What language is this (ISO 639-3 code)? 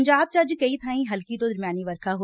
pan